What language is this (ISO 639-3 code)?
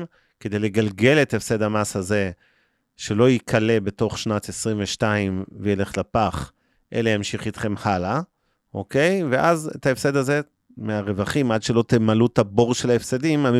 heb